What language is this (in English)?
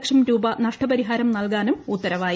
Malayalam